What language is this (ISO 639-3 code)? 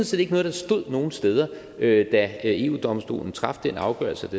dan